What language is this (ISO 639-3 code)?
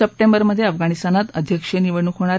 mar